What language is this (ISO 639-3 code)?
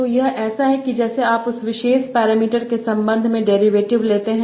hin